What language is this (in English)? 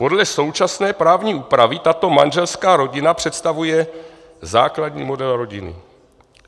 Czech